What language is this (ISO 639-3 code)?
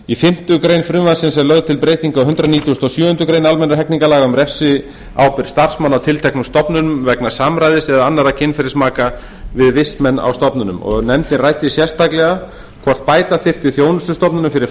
isl